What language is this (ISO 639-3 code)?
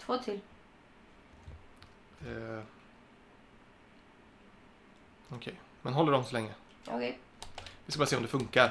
swe